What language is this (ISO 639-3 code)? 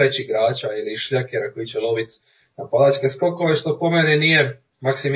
hrv